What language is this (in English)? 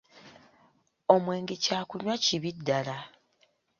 Ganda